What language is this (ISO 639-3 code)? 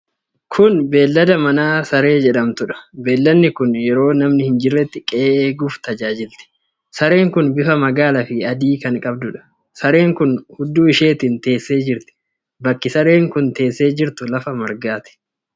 orm